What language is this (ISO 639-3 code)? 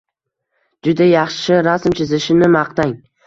uzb